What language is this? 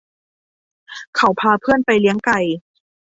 Thai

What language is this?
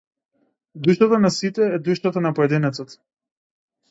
Macedonian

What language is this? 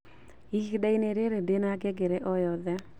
Kikuyu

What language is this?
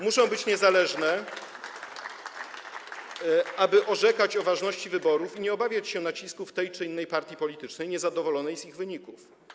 Polish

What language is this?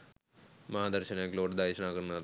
Sinhala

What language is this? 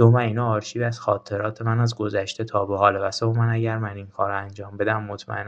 Persian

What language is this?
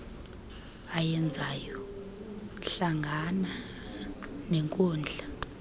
Xhosa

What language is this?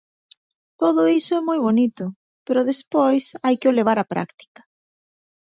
Galician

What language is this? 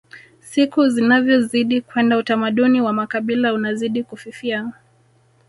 Swahili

